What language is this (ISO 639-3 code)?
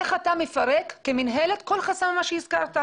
heb